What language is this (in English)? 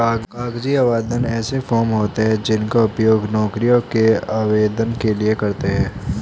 Hindi